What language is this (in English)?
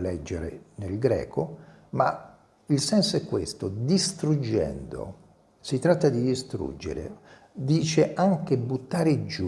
Italian